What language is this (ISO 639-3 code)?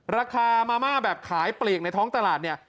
tha